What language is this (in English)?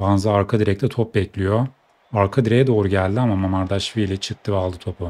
Turkish